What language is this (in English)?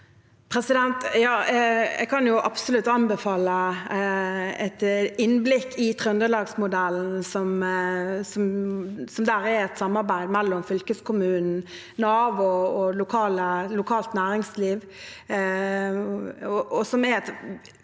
Norwegian